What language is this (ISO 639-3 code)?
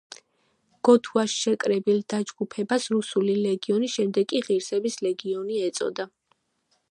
kat